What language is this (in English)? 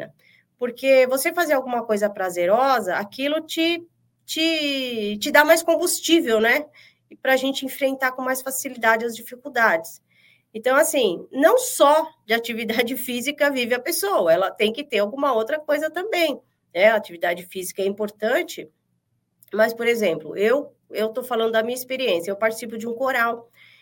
Portuguese